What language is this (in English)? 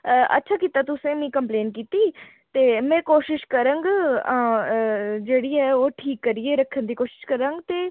Dogri